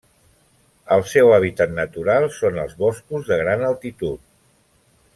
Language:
Catalan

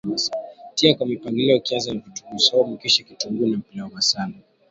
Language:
Swahili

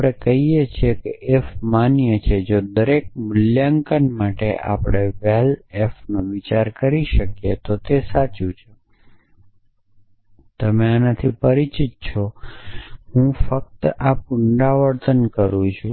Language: Gujarati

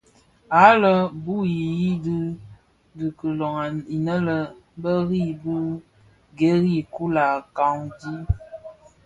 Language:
Bafia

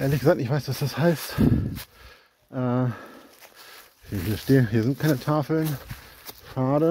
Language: German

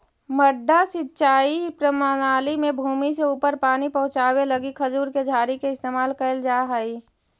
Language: Magahi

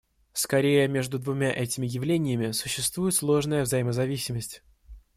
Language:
Russian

